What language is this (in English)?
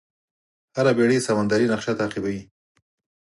Pashto